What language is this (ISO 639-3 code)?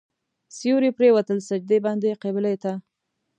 pus